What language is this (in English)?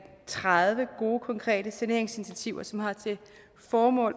Danish